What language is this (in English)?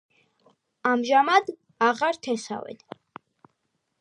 Georgian